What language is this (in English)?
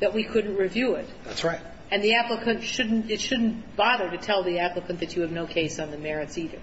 English